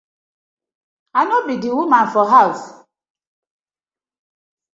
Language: Nigerian Pidgin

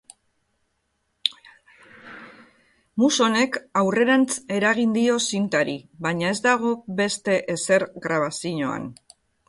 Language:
Basque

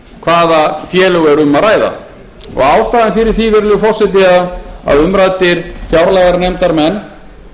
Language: Icelandic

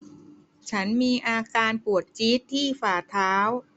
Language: Thai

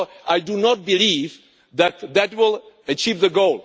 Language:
English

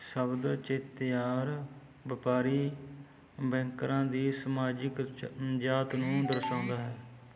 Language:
Punjabi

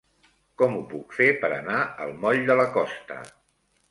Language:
Catalan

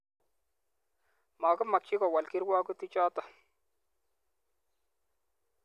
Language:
Kalenjin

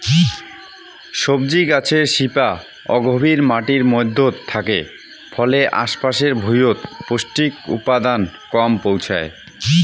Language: Bangla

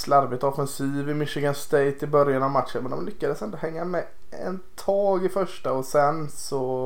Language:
Swedish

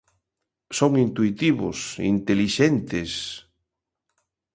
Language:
Galician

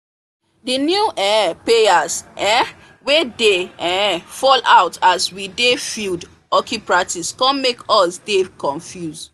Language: Nigerian Pidgin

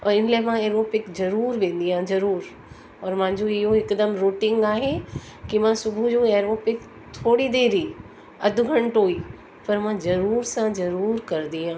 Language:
Sindhi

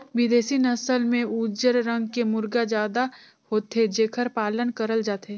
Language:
Chhattisgarhi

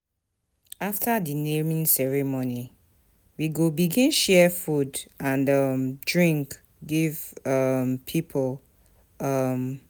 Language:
Nigerian Pidgin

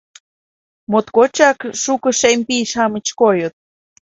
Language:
Mari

